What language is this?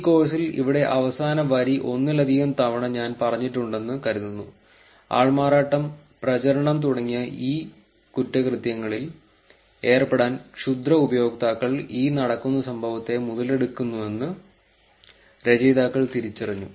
Malayalam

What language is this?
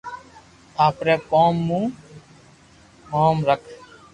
Loarki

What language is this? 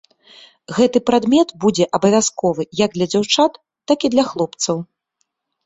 Belarusian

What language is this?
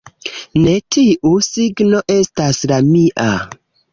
Esperanto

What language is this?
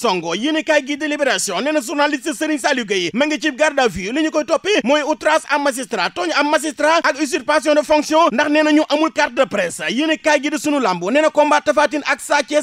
French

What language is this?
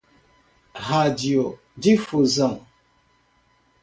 Portuguese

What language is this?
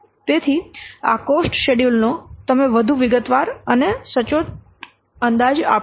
Gujarati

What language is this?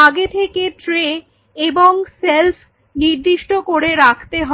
Bangla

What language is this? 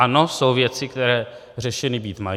Czech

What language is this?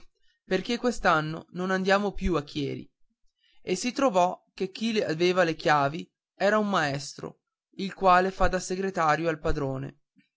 Italian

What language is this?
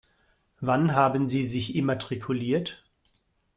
German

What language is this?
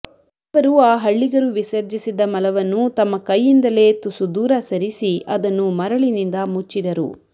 Kannada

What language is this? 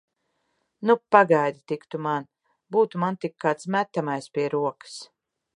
Latvian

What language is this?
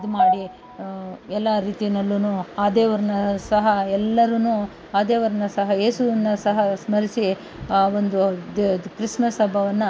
Kannada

